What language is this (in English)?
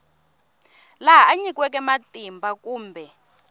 Tsonga